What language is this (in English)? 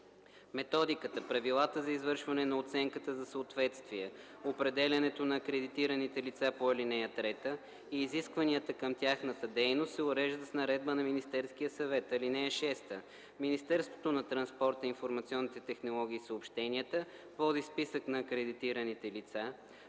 Bulgarian